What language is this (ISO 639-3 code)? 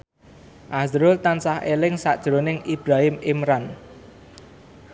jav